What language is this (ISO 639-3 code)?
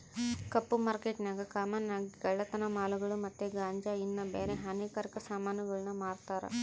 kan